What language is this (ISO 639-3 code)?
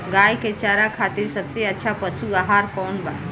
bho